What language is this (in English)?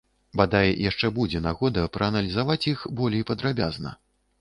Belarusian